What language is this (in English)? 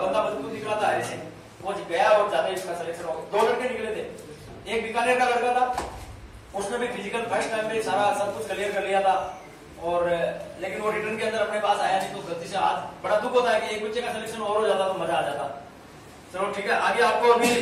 Hindi